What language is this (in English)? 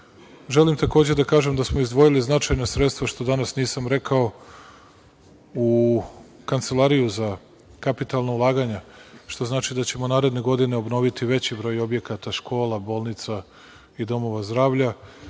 Serbian